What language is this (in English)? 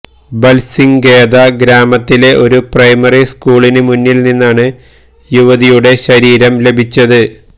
Malayalam